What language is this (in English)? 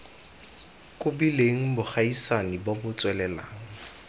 Tswana